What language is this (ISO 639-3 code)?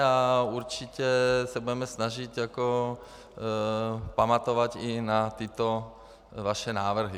ces